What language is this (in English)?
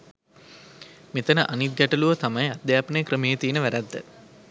Sinhala